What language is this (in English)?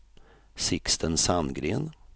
Swedish